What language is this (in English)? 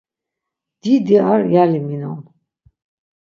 Laz